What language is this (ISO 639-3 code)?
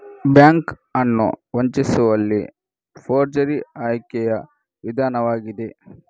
kan